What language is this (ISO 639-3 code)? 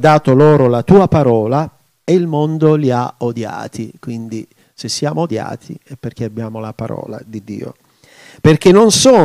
ita